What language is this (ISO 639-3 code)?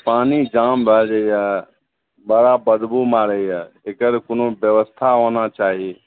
mai